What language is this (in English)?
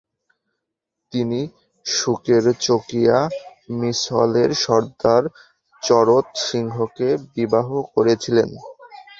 Bangla